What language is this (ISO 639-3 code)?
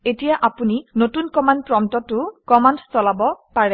asm